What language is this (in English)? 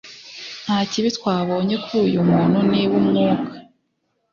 Kinyarwanda